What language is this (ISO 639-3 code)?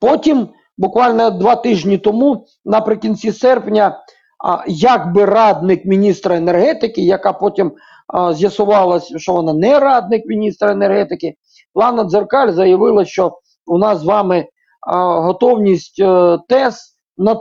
ukr